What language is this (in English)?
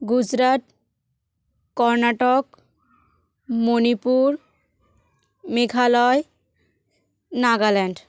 Bangla